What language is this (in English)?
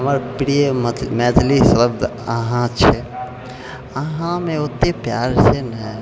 Maithili